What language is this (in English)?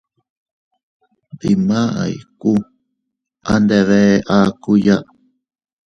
Teutila Cuicatec